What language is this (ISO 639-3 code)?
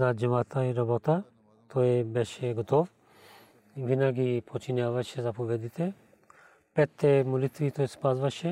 bul